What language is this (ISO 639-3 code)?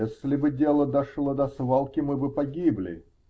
rus